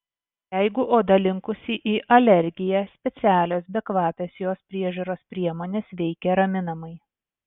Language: Lithuanian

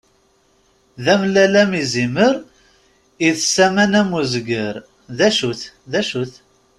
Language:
Kabyle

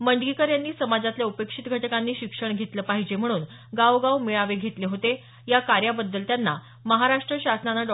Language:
Marathi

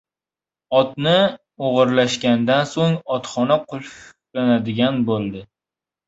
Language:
Uzbek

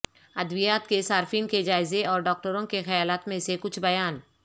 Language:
Urdu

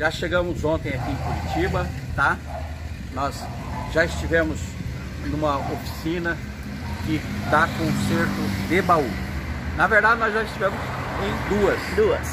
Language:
Portuguese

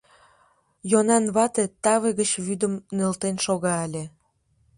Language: Mari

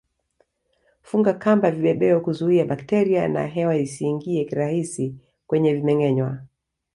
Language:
Swahili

